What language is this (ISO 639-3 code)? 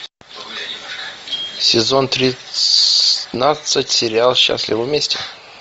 rus